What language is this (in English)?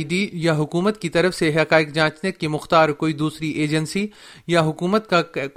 Urdu